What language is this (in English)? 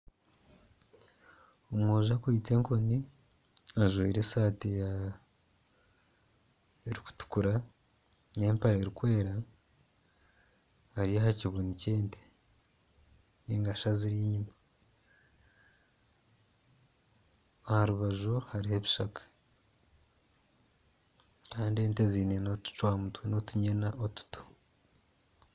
Nyankole